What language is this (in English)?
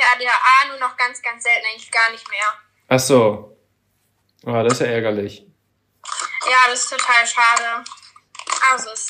German